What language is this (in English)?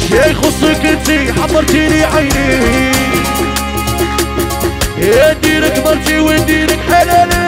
Arabic